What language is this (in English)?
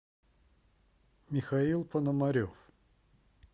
Russian